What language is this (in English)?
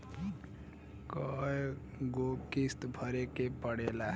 Bhojpuri